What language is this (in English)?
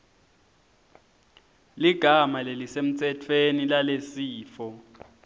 Swati